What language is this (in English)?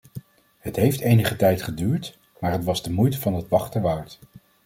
Dutch